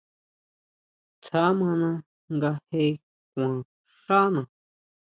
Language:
Huautla Mazatec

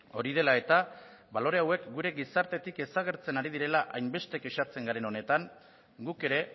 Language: Basque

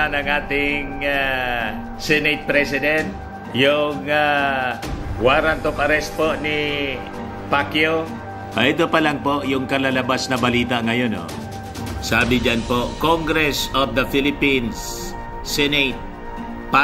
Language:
Filipino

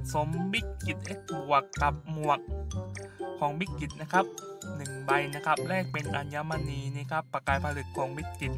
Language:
Thai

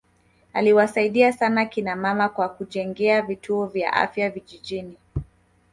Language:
Swahili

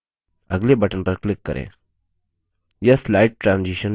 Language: Hindi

